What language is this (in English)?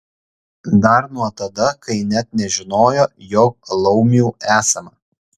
Lithuanian